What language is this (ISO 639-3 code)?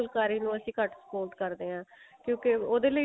pan